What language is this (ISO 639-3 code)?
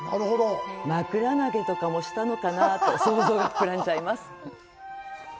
jpn